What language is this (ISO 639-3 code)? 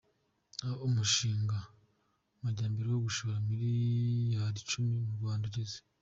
kin